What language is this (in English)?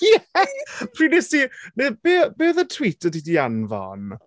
Welsh